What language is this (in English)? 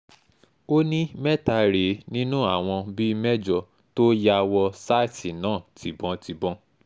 Yoruba